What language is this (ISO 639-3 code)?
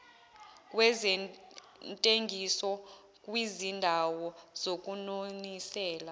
zul